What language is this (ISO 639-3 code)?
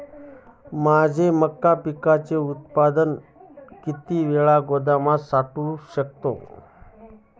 mar